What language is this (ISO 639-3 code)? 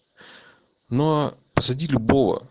rus